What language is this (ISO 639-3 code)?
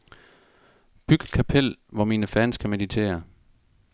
dan